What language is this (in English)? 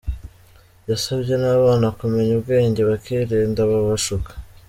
Kinyarwanda